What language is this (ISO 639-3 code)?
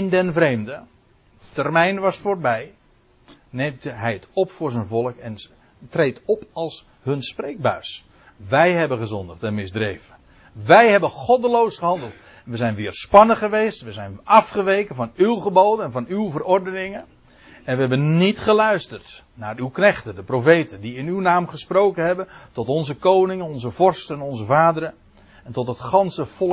nld